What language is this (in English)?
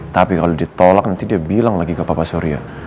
Indonesian